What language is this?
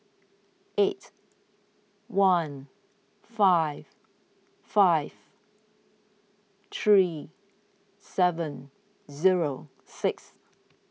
English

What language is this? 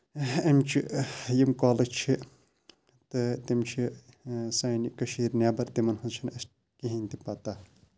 Kashmiri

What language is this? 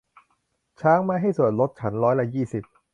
Thai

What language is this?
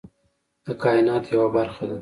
Pashto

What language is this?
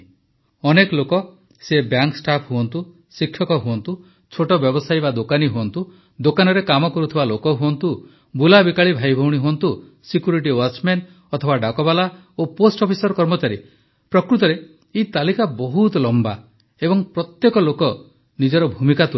Odia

